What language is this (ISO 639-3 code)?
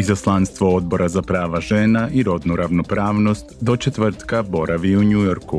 hrv